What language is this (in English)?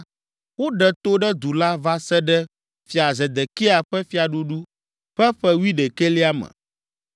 Ewe